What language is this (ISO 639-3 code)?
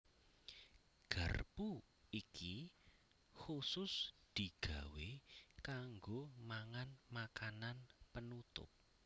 jav